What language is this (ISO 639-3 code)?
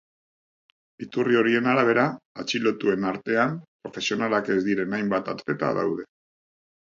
eus